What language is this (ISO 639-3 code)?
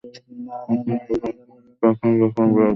ben